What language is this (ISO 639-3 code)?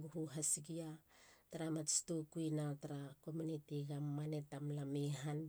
hla